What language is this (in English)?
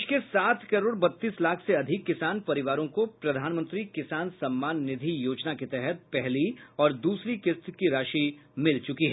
Hindi